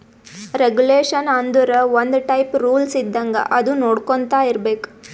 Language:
Kannada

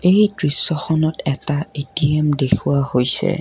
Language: Assamese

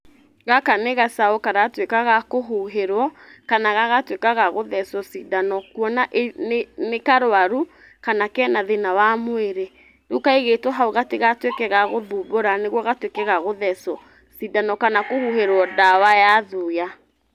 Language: Kikuyu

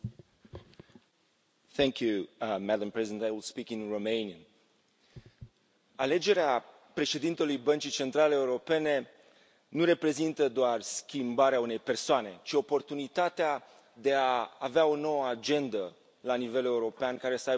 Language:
Romanian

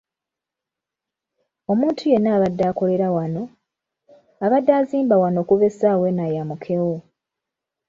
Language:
Ganda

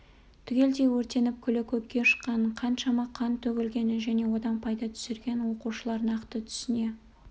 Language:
Kazakh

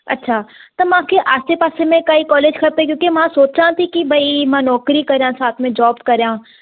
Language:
Sindhi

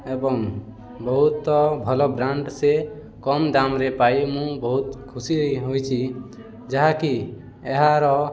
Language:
Odia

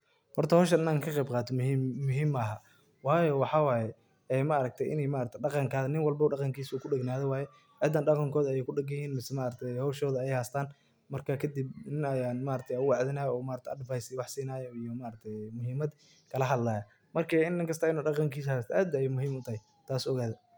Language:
Somali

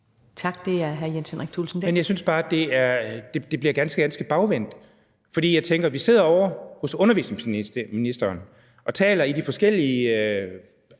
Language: Danish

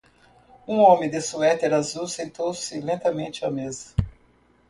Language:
Portuguese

